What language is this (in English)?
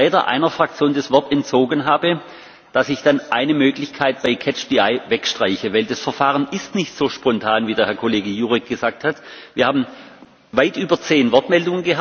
German